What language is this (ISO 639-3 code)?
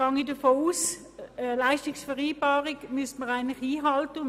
gsw